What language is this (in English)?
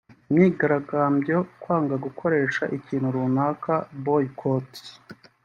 Kinyarwanda